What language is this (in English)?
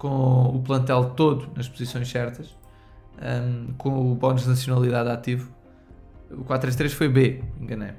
Portuguese